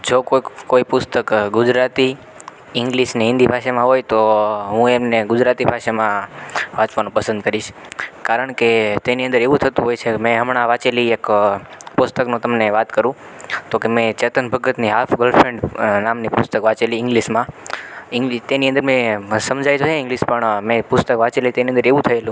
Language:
Gujarati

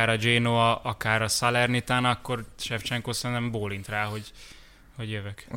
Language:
Hungarian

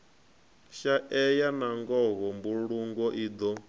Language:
Venda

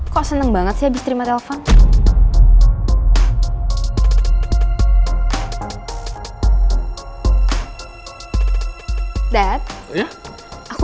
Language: Indonesian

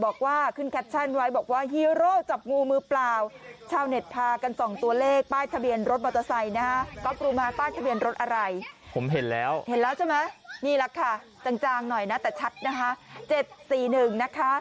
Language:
Thai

